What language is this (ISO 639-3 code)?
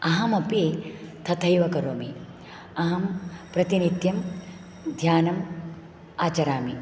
san